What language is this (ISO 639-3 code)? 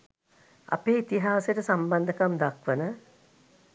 sin